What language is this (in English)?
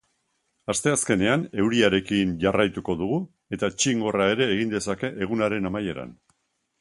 Basque